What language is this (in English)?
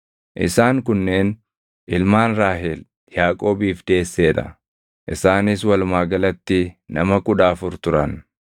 Oromo